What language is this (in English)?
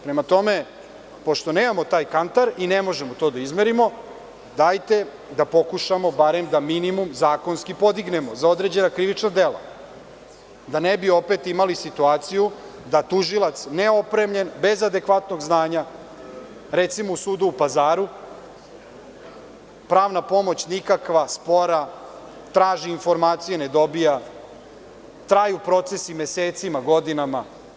Serbian